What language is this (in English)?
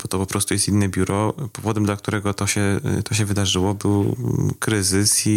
Polish